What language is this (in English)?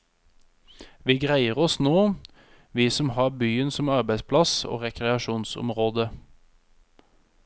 Norwegian